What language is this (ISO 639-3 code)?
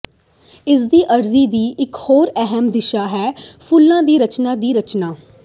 pan